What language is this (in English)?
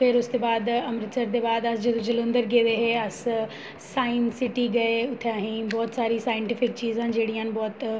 Dogri